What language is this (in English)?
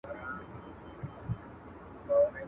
Pashto